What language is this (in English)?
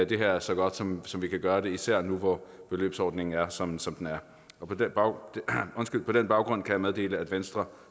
Danish